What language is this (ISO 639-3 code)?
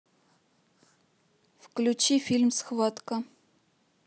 rus